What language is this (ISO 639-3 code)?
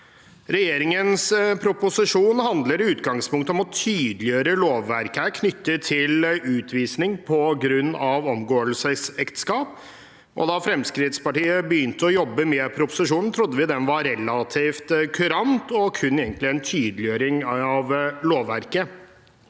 nor